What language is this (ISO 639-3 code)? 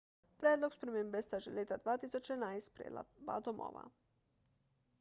slv